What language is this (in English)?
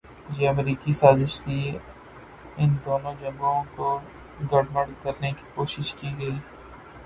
Urdu